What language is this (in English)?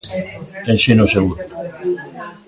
Galician